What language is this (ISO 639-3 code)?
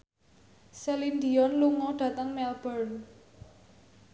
jav